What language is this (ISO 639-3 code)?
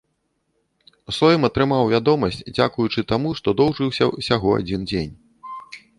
bel